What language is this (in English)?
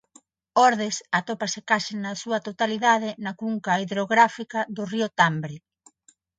Galician